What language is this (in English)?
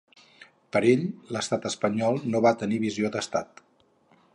Catalan